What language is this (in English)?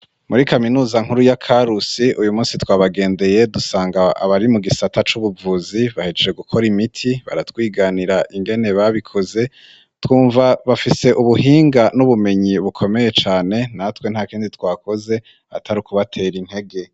Rundi